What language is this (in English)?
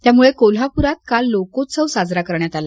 Marathi